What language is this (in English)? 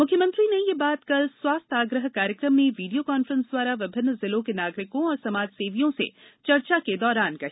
Hindi